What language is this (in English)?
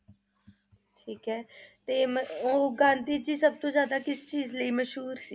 Punjabi